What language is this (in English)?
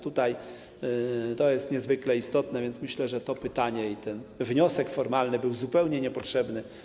Polish